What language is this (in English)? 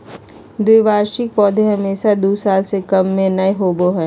Magahi